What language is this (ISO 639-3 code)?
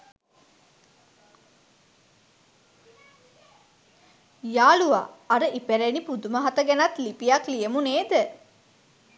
sin